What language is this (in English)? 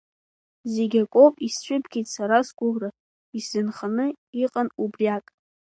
Abkhazian